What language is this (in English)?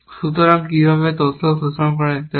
Bangla